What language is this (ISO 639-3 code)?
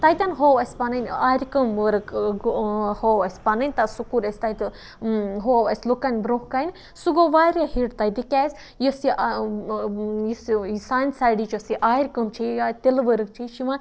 kas